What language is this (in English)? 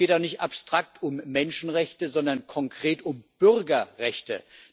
German